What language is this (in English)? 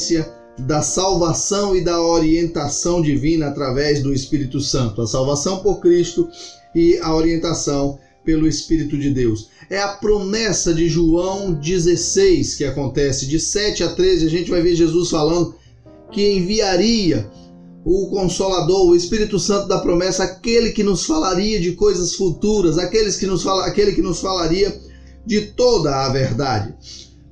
Portuguese